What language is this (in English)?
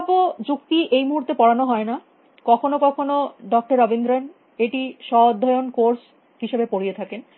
Bangla